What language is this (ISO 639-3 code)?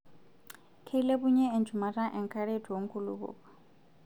mas